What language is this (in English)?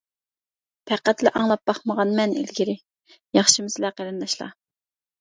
Uyghur